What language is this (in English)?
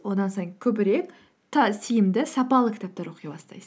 Kazakh